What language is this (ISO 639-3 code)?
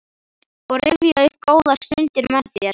isl